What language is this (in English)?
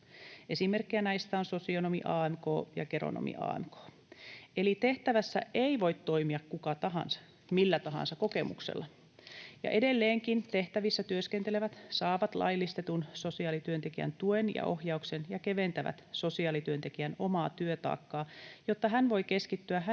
Finnish